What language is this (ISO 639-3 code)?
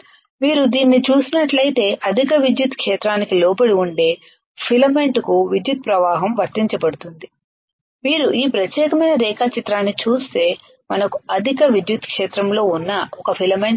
tel